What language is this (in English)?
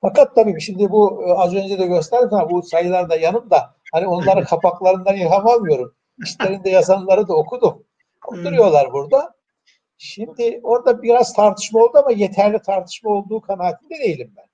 Turkish